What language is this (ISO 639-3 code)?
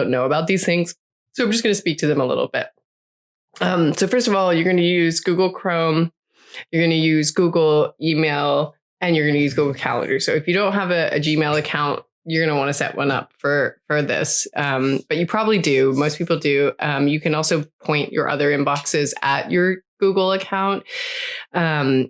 eng